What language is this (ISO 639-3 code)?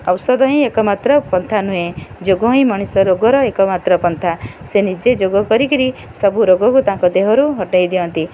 ori